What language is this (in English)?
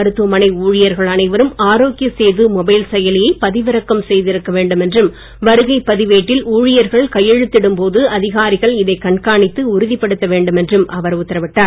Tamil